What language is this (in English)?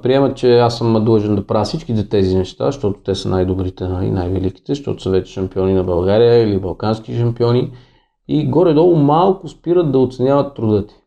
Bulgarian